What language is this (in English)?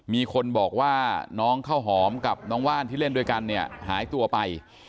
Thai